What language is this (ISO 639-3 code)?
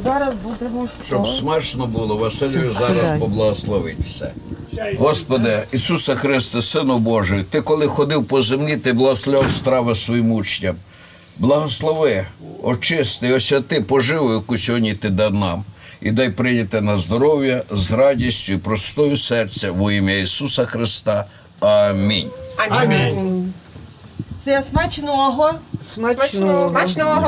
ukr